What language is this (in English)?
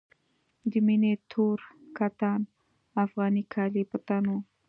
Pashto